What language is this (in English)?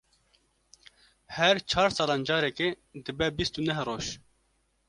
Kurdish